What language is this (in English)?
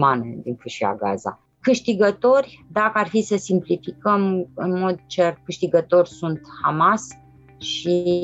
Romanian